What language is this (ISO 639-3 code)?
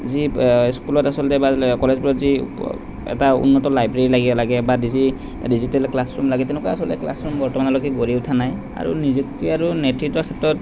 asm